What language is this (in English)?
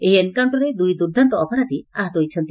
Odia